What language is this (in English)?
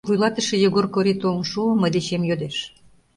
Mari